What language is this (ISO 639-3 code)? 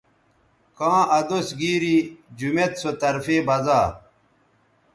btv